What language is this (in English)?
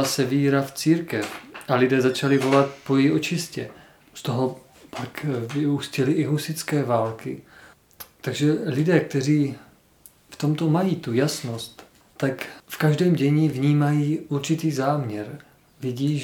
Czech